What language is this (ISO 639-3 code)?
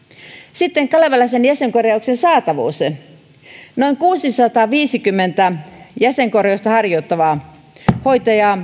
fin